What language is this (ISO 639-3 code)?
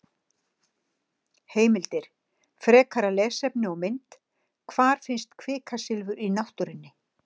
isl